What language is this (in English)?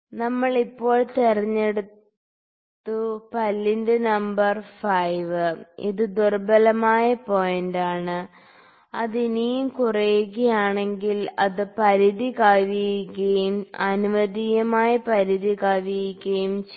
Malayalam